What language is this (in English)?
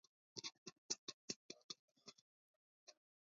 Georgian